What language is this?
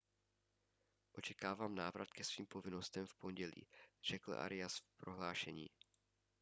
Czech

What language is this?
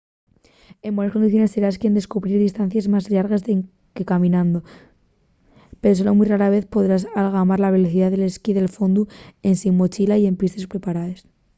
Asturian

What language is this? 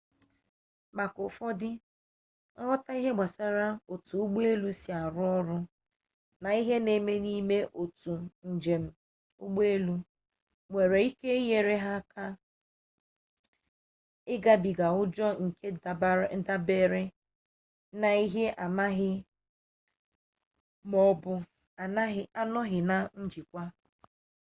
Igbo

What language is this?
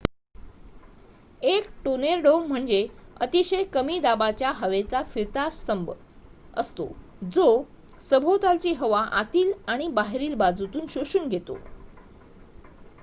Marathi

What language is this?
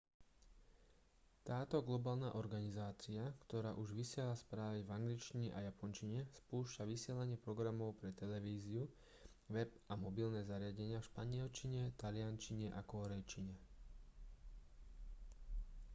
Slovak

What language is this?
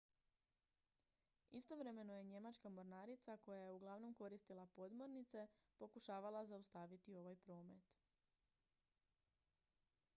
Croatian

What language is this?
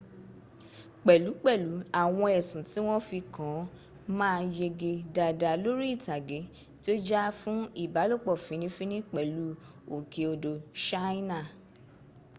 Yoruba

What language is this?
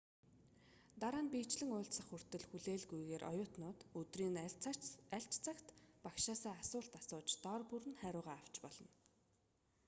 Mongolian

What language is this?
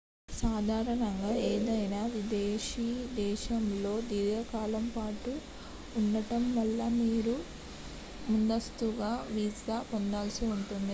Telugu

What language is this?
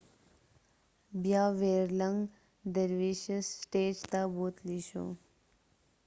Pashto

